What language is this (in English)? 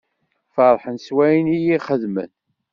Kabyle